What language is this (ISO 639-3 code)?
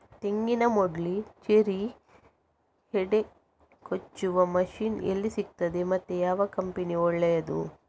kan